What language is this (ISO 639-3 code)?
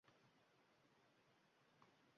uzb